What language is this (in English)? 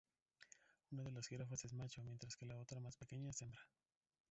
Spanish